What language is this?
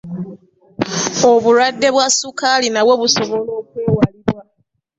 Ganda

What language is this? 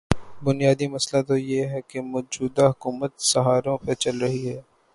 Urdu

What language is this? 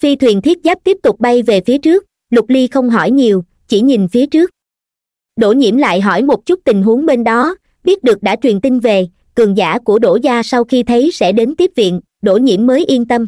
Vietnamese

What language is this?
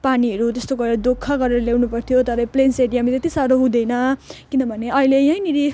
Nepali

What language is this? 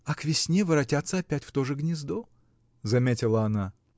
Russian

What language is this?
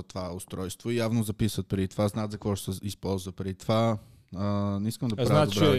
Bulgarian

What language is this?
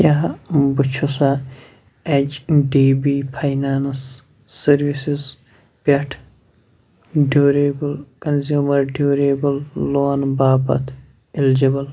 Kashmiri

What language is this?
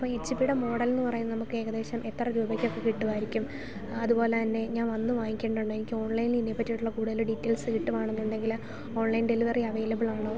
Malayalam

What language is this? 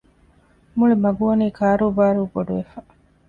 Divehi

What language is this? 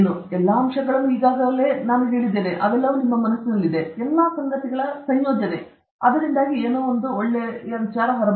Kannada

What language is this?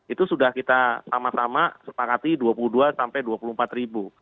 Indonesian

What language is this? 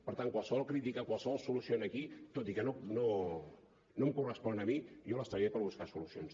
Catalan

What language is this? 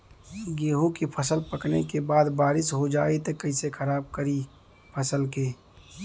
Bhojpuri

